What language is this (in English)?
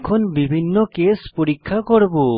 Bangla